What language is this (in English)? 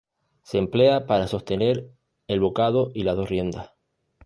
Spanish